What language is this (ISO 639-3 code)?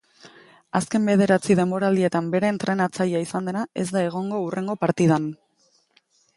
eus